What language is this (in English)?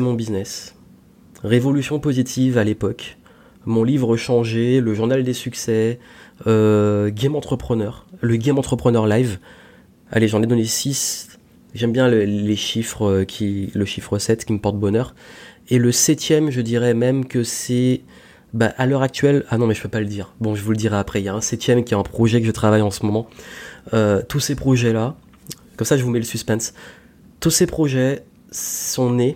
French